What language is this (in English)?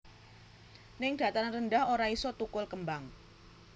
Javanese